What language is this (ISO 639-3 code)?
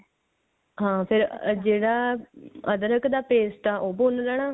pan